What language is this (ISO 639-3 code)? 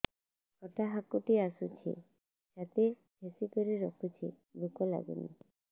ori